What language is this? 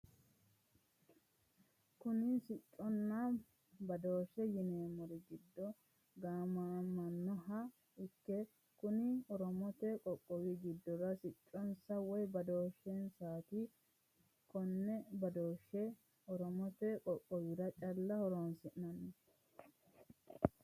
Sidamo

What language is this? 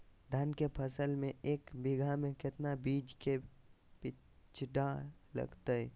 Magahi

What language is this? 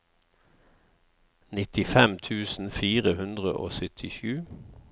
Norwegian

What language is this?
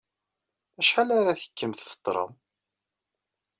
Kabyle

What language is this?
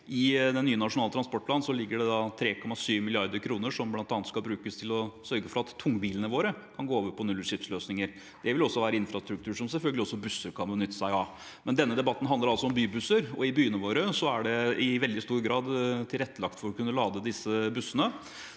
Norwegian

